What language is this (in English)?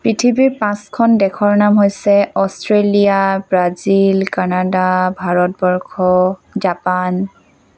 Assamese